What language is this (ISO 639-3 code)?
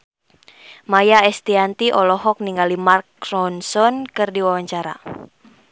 sun